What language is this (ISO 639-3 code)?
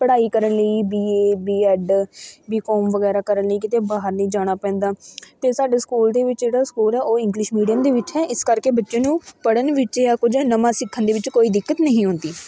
pan